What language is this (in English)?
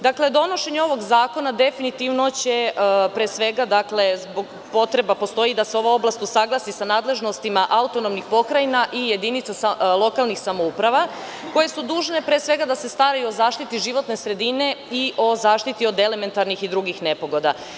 Serbian